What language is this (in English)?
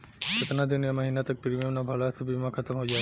Bhojpuri